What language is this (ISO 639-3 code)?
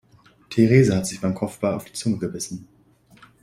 deu